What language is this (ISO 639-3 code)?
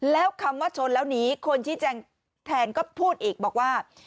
tha